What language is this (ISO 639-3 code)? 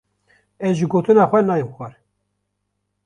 kur